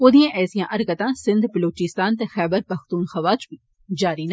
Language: Dogri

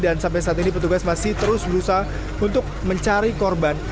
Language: Indonesian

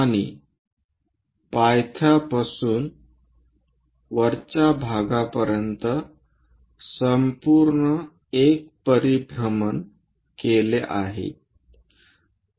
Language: Marathi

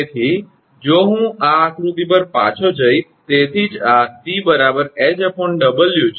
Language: Gujarati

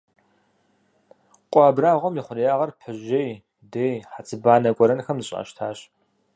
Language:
Kabardian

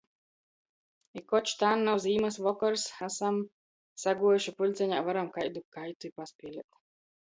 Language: Latgalian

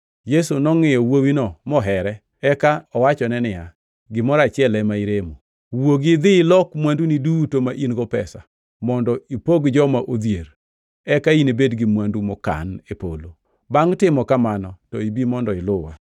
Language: Luo (Kenya and Tanzania)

